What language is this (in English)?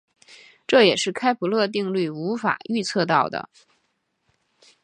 Chinese